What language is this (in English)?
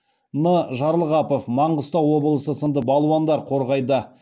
Kazakh